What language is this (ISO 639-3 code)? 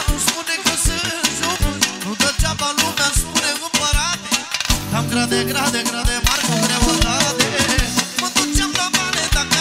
ron